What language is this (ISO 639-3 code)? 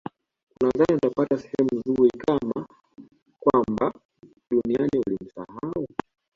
swa